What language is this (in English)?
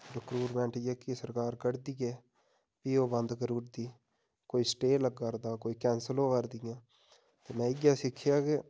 Dogri